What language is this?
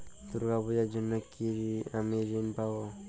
Bangla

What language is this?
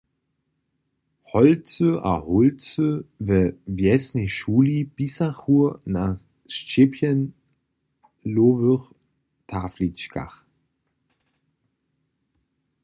Upper Sorbian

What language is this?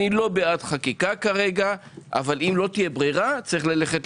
Hebrew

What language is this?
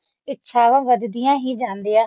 Punjabi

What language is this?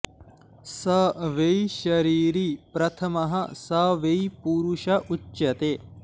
Sanskrit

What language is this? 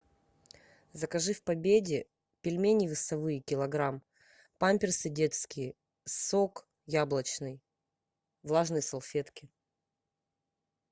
Russian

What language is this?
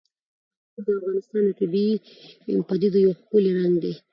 Pashto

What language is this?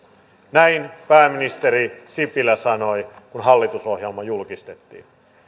Finnish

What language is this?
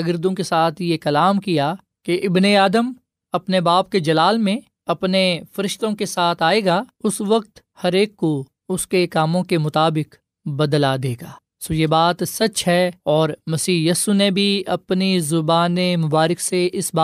Urdu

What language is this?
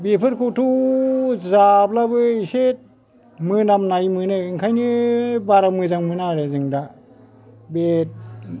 Bodo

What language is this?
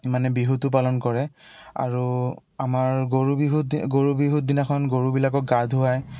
Assamese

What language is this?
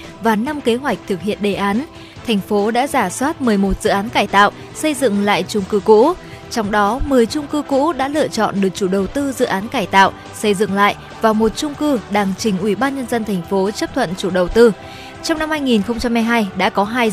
Vietnamese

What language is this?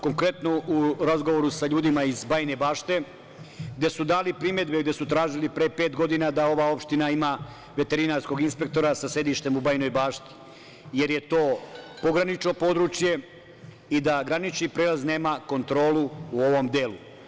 Serbian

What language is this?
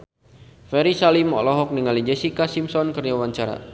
Sundanese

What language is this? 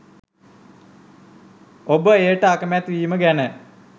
Sinhala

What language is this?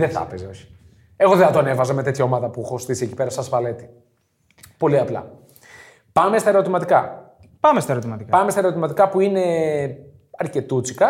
Greek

